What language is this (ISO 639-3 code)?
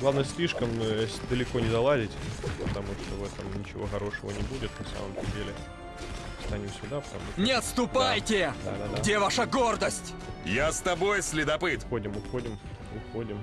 rus